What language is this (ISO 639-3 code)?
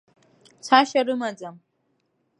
abk